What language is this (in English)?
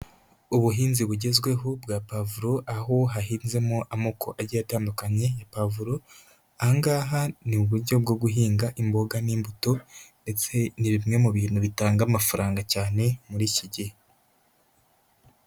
Kinyarwanda